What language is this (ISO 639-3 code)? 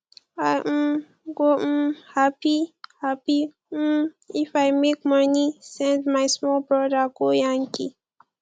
pcm